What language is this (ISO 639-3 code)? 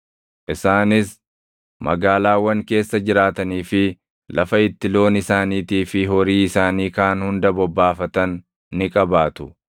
orm